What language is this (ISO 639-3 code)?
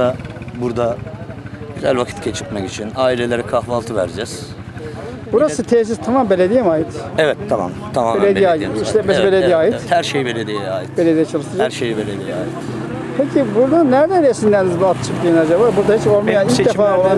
tur